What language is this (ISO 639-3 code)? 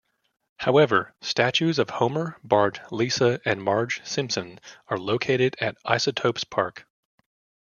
eng